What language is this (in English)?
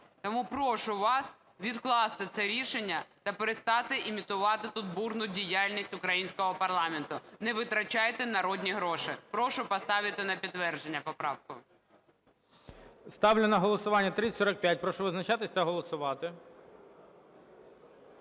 Ukrainian